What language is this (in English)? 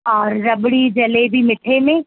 Sindhi